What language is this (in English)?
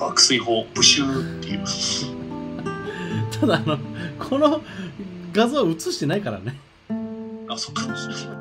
Japanese